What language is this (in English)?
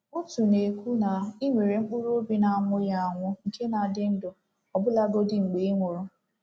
Igbo